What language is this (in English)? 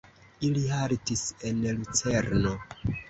Esperanto